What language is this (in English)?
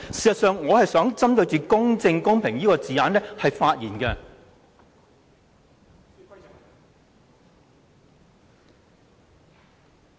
Cantonese